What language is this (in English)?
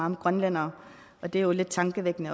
Danish